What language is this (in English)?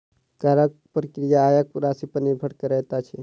Maithili